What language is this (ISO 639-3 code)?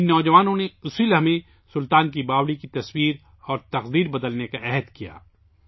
urd